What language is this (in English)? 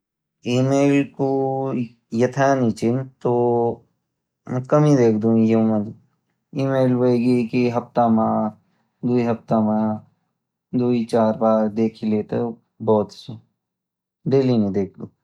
Garhwali